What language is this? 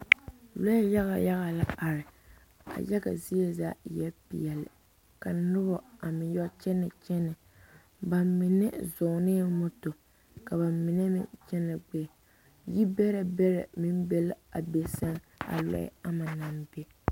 Southern Dagaare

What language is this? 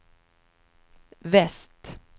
Swedish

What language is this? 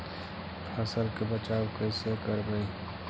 Magahi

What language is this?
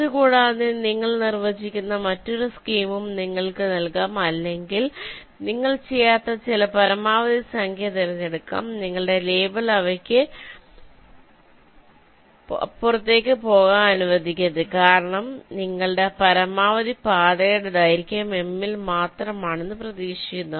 Malayalam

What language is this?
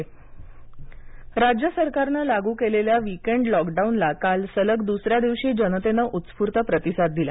Marathi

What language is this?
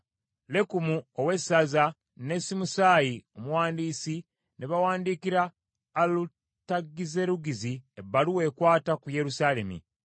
Ganda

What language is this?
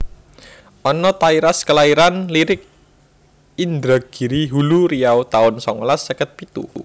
Javanese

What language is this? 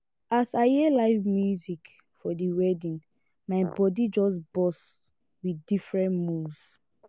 Nigerian Pidgin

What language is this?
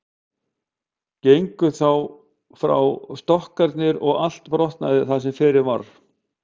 Icelandic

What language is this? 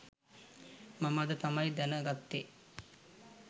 Sinhala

